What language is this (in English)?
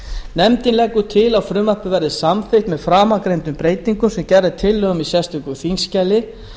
Icelandic